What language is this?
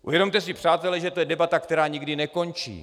Czech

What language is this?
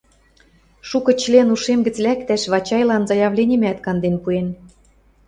Western Mari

